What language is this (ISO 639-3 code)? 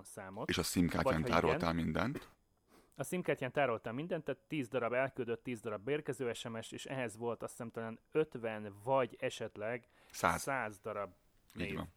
hun